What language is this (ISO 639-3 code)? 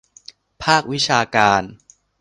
tha